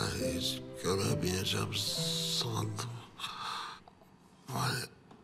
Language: Turkish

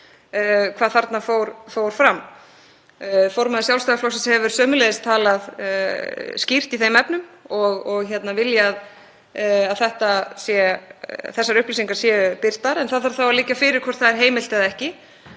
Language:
Icelandic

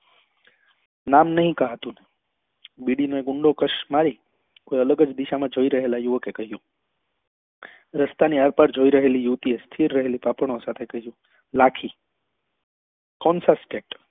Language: Gujarati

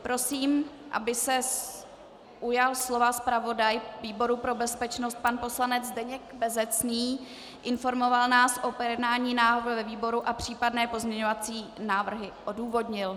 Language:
Czech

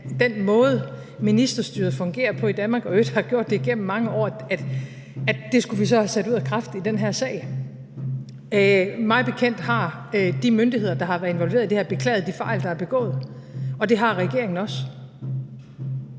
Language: Danish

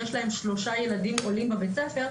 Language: Hebrew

